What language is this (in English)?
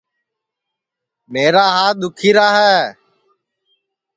Sansi